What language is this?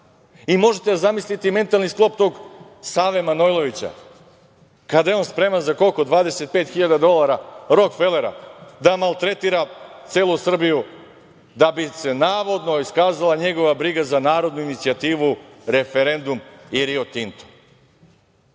Serbian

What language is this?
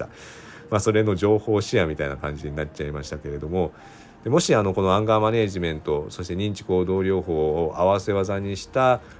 Japanese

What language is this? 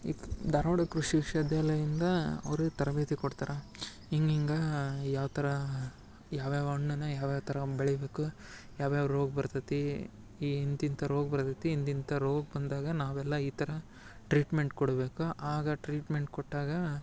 Kannada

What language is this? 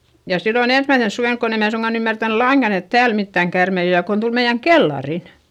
Finnish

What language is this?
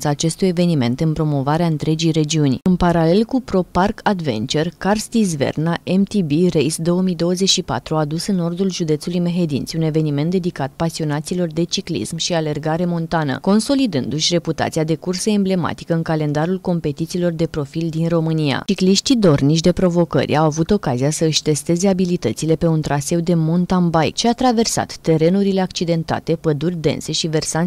Romanian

